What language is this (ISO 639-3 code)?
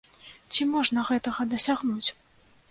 bel